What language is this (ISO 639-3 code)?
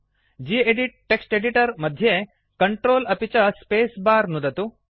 san